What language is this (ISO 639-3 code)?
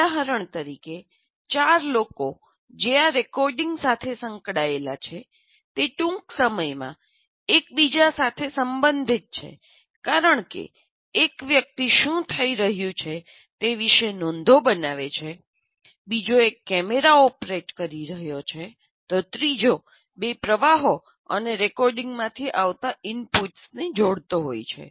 guj